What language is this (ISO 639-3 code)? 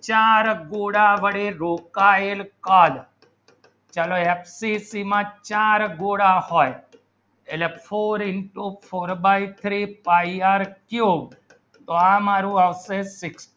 guj